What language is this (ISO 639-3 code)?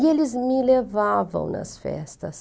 por